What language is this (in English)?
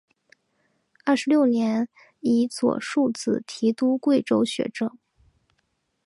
Chinese